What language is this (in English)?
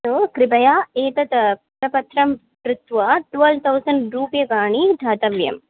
Sanskrit